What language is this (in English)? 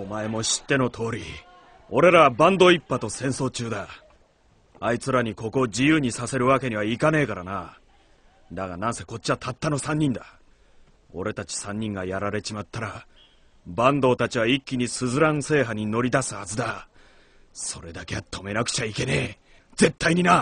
Japanese